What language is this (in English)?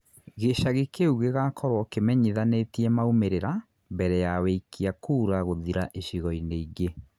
Kikuyu